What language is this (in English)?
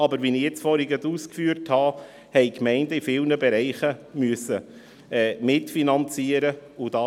Swiss German